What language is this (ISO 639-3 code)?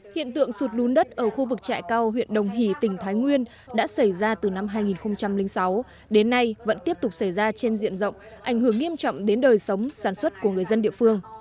vie